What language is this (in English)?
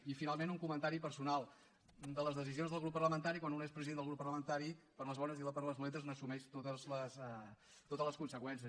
Catalan